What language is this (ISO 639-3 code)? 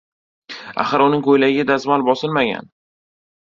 uzb